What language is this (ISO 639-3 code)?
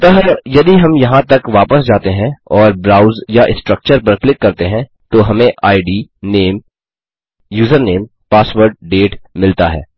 hin